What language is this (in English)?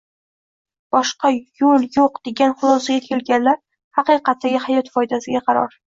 Uzbek